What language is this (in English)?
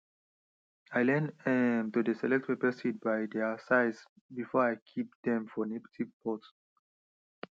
Nigerian Pidgin